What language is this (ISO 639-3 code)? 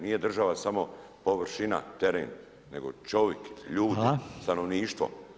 hrv